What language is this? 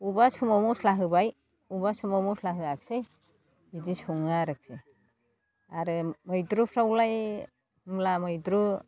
Bodo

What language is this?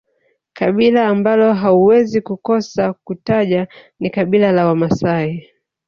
Swahili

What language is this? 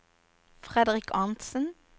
Norwegian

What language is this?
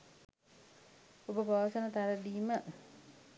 Sinhala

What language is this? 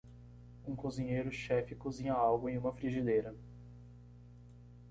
Portuguese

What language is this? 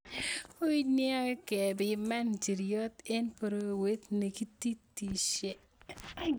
Kalenjin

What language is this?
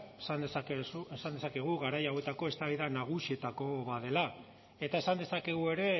Basque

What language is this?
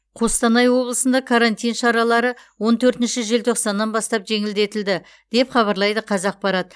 Kazakh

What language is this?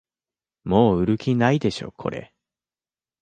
Japanese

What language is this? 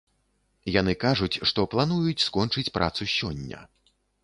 Belarusian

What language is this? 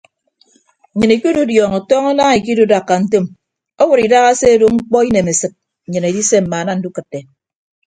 Ibibio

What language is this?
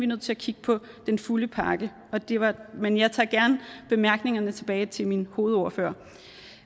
Danish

